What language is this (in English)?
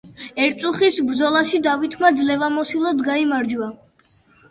Georgian